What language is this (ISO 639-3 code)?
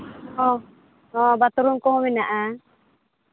sat